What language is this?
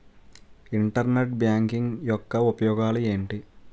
Telugu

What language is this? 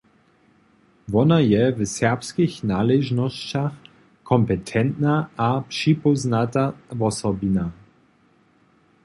Upper Sorbian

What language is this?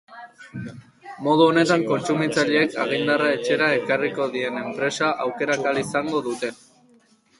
Basque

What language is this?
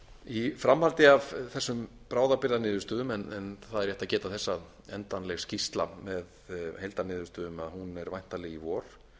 Icelandic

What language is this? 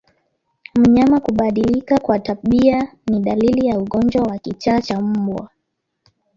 Swahili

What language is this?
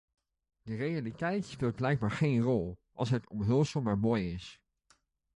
Dutch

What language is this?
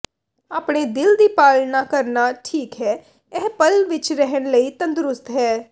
Punjabi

